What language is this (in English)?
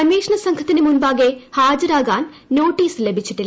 Malayalam